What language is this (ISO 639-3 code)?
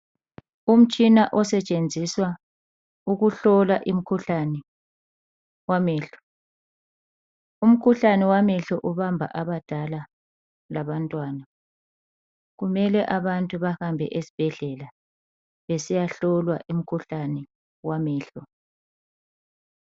nde